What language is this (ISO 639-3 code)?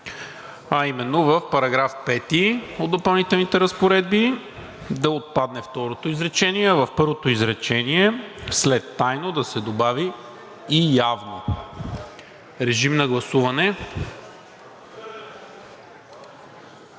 bul